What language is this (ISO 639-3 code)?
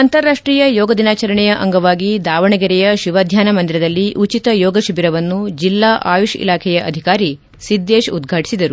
kan